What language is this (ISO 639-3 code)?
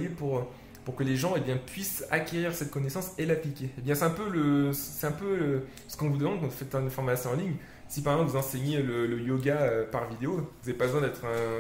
fra